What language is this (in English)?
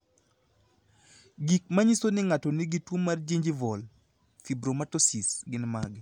Luo (Kenya and Tanzania)